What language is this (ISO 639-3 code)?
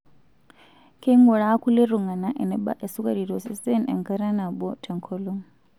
mas